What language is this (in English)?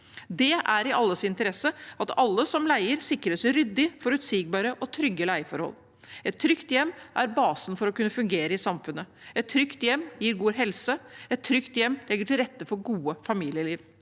Norwegian